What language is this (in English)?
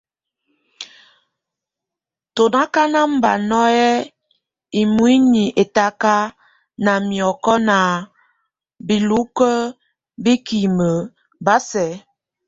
Tunen